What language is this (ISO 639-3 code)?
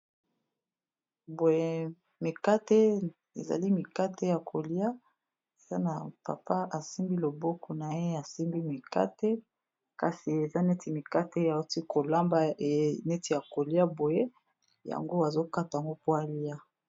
lin